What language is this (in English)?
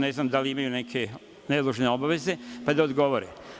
Serbian